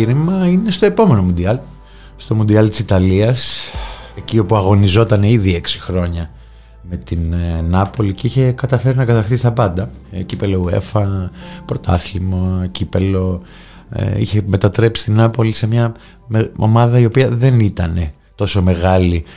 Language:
Greek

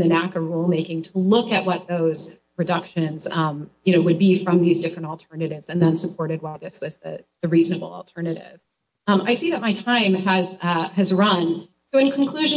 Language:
English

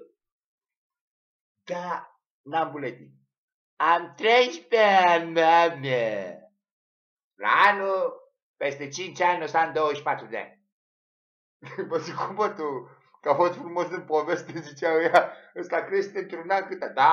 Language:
Romanian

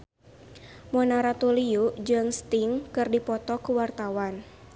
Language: Sundanese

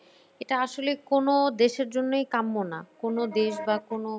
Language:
Bangla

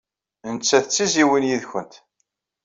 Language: Kabyle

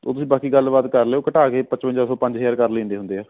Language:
Punjabi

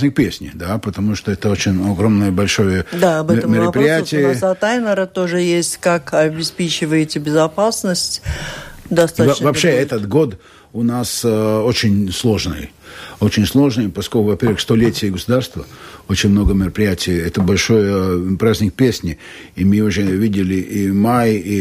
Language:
Russian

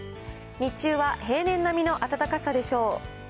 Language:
Japanese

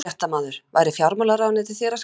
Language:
Icelandic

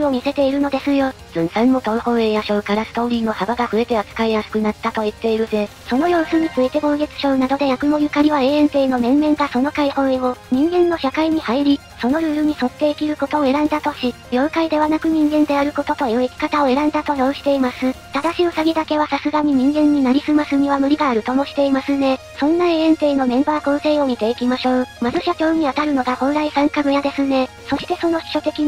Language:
Japanese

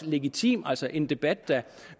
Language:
Danish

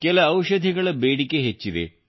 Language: Kannada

